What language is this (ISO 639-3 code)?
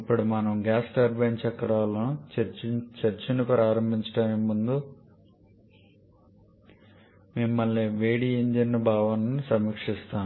tel